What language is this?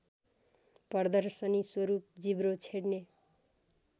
Nepali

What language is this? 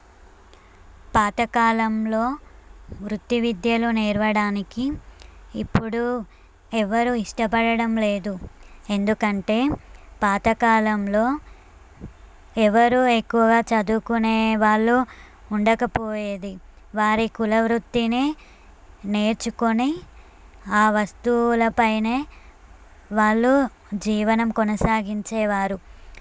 Telugu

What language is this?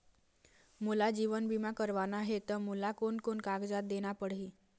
Chhattisgarhi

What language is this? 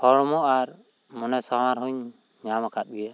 Santali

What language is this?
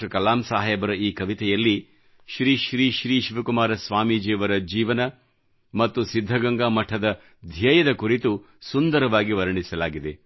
Kannada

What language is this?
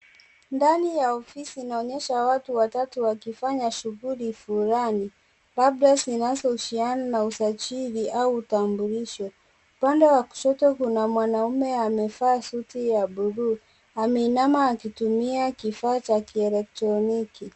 Swahili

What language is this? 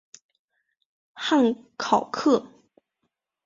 Chinese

